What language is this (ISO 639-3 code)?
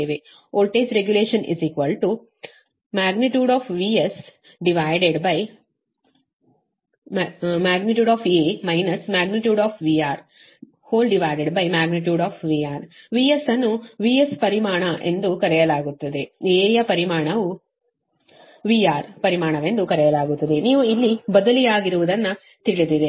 kan